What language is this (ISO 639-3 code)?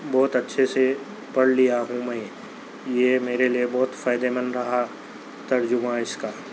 urd